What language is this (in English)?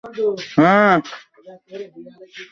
Bangla